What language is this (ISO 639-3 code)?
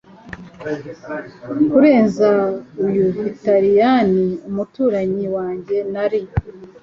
kin